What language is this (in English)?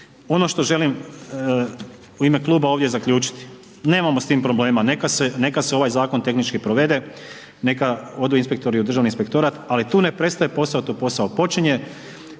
Croatian